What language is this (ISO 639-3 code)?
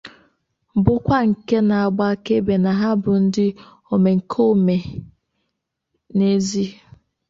ibo